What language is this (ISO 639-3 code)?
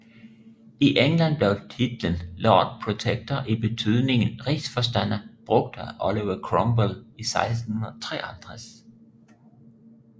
dan